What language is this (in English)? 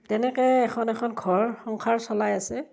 Assamese